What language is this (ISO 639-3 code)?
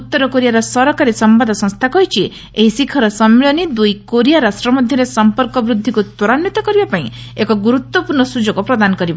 ori